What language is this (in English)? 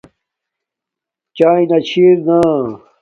Domaaki